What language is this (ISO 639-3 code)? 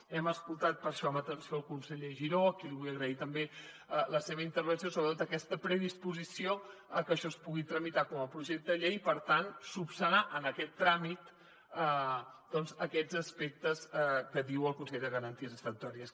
cat